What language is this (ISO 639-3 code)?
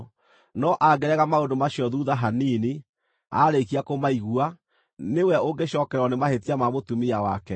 kik